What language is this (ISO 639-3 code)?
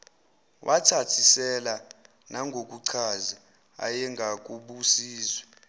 zul